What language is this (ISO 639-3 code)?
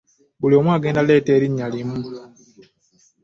lug